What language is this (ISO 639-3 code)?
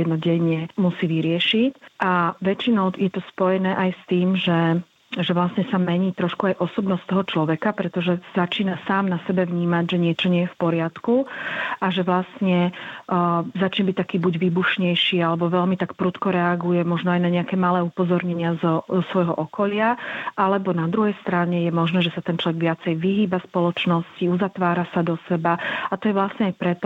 slk